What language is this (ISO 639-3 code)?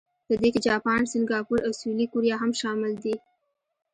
pus